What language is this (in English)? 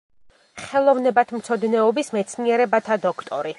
Georgian